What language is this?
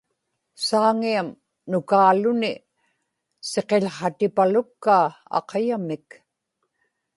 Inupiaq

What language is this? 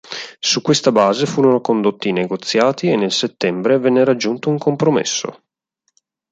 Italian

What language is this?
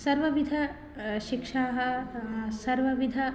Sanskrit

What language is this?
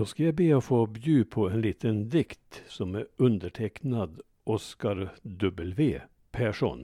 Swedish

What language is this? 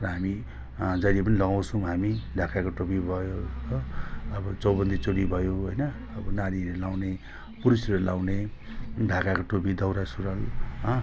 Nepali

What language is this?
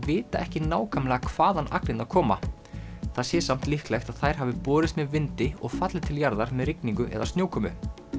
Icelandic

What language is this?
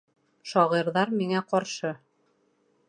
Bashkir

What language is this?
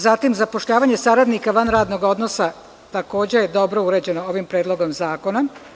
Serbian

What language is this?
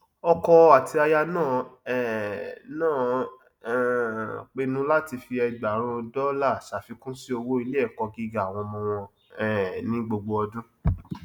Yoruba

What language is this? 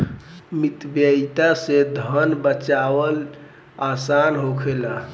Bhojpuri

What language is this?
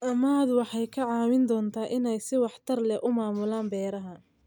Somali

